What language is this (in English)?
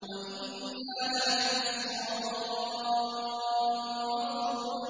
Arabic